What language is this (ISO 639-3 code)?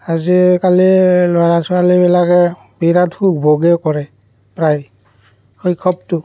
asm